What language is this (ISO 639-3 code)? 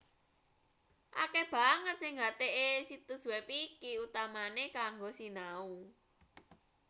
jav